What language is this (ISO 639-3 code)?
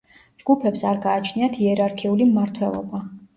kat